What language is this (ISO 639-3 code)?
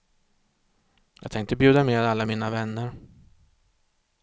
swe